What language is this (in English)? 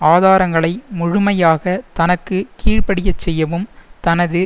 Tamil